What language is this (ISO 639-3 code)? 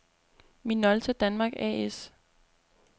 dan